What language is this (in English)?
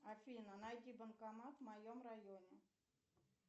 Russian